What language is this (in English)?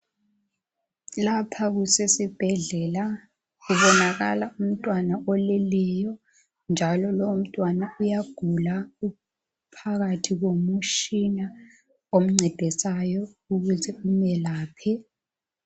North Ndebele